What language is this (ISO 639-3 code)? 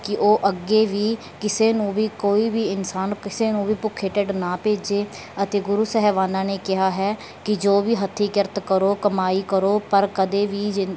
pan